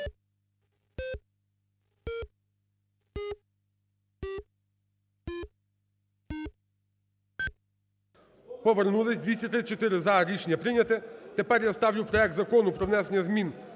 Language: Ukrainian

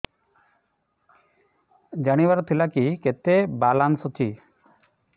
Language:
Odia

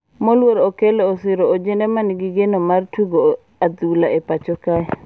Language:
Luo (Kenya and Tanzania)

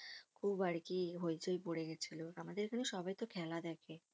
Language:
Bangla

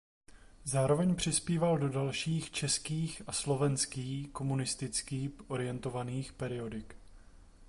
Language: Czech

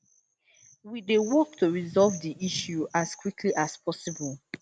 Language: Nigerian Pidgin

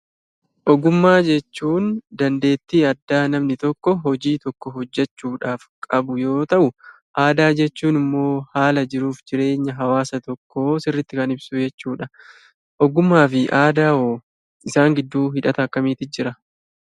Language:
Oromo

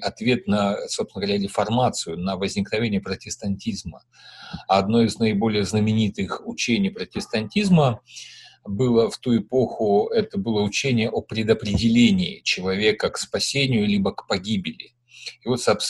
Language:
Russian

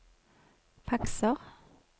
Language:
Norwegian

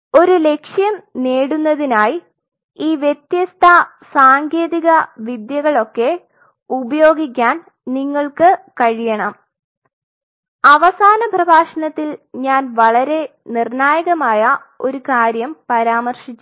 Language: Malayalam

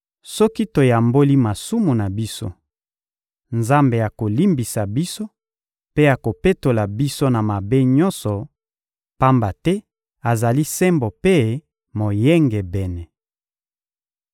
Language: Lingala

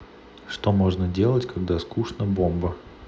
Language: Russian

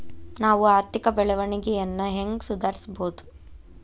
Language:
Kannada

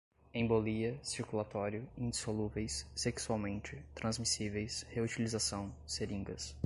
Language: Portuguese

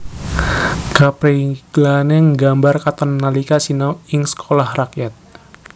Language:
Javanese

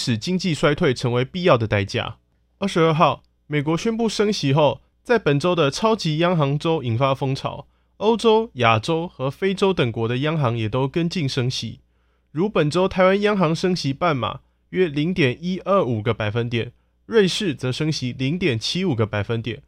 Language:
Chinese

